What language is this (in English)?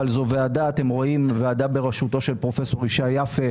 Hebrew